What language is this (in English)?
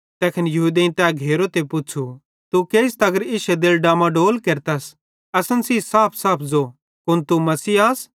Bhadrawahi